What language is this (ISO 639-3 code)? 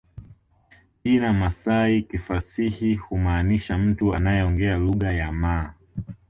swa